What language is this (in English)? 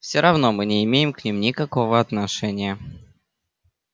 Russian